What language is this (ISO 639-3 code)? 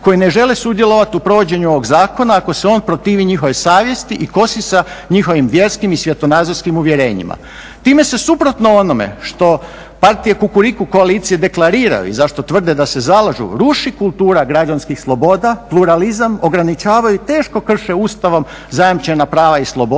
hrv